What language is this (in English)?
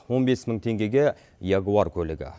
Kazakh